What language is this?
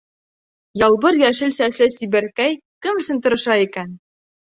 Bashkir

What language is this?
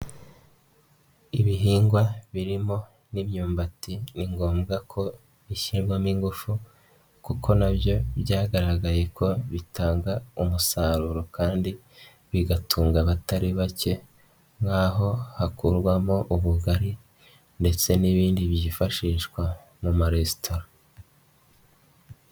Kinyarwanda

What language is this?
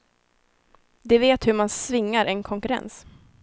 Swedish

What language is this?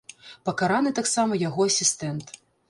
Belarusian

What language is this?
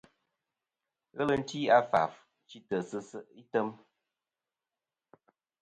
Kom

